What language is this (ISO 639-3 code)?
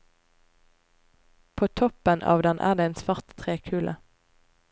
nor